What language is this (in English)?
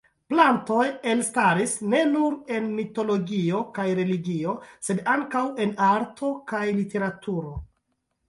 Esperanto